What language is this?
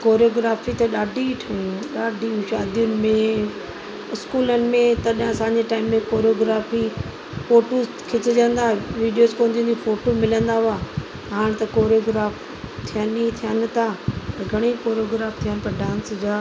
Sindhi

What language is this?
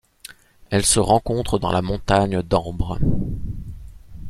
French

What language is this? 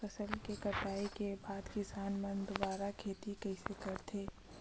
Chhattisgarhi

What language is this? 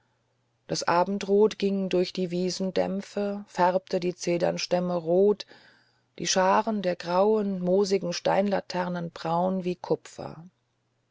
German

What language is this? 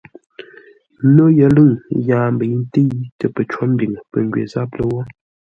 Ngombale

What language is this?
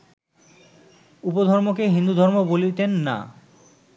Bangla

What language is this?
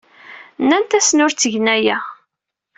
Kabyle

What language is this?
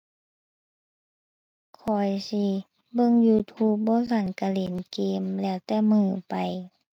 Thai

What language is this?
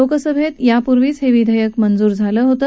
Marathi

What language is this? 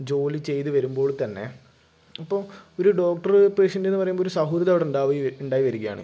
Malayalam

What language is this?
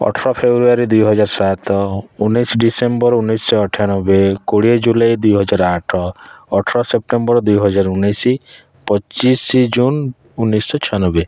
Odia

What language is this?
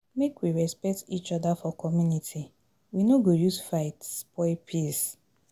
Nigerian Pidgin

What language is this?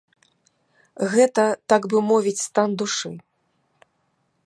Belarusian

